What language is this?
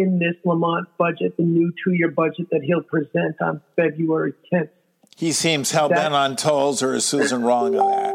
English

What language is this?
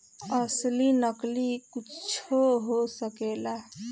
Bhojpuri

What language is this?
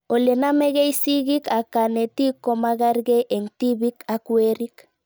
Kalenjin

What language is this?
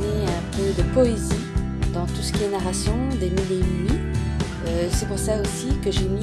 French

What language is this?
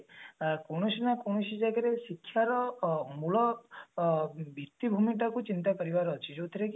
Odia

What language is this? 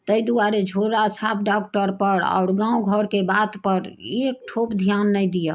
Maithili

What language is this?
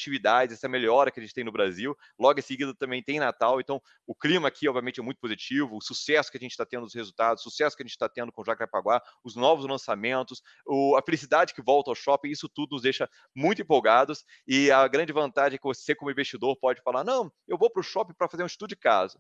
Portuguese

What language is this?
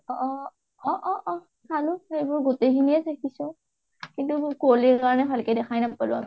Assamese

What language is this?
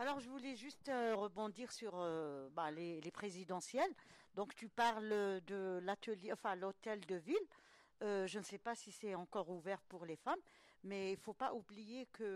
French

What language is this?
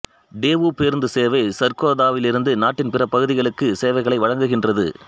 Tamil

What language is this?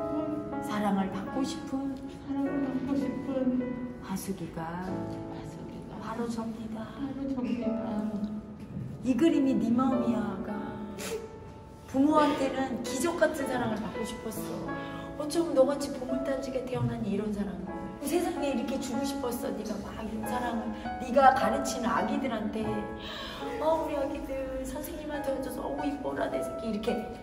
Korean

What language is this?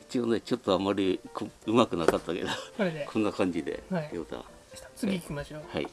Japanese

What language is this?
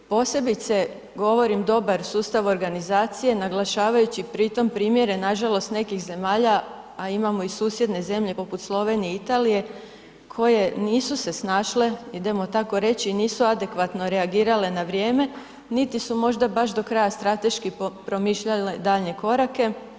Croatian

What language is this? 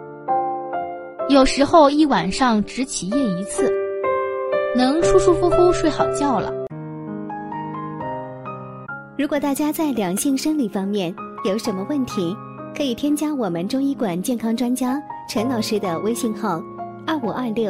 Chinese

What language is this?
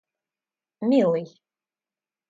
Russian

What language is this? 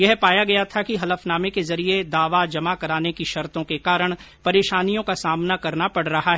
Hindi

